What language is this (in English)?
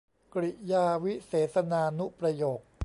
Thai